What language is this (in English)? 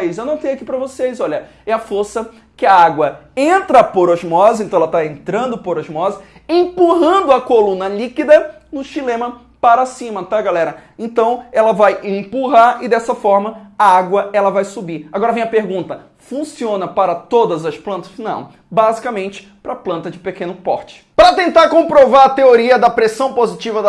Portuguese